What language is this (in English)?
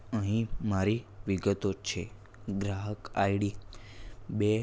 Gujarati